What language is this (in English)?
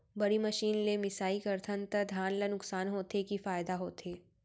Chhattisgarhi